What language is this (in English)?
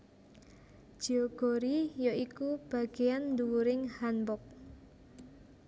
Javanese